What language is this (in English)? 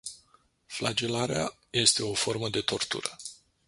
Romanian